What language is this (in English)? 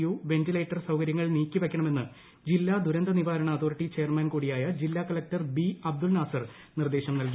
Malayalam